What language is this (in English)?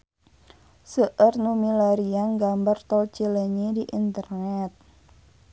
Sundanese